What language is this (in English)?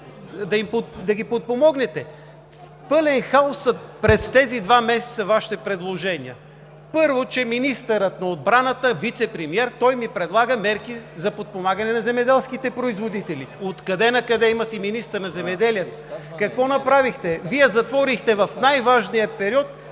Bulgarian